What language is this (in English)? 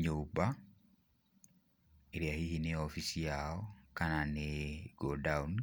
Kikuyu